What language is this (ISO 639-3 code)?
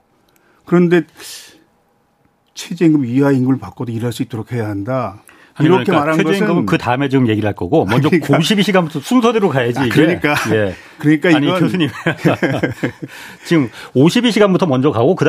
kor